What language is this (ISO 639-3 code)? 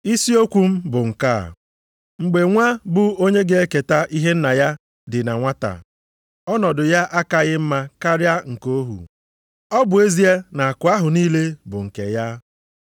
ibo